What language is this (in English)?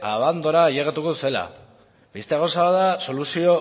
Basque